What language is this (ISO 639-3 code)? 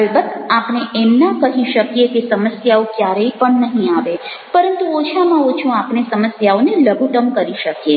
guj